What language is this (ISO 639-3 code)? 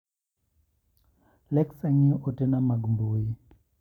luo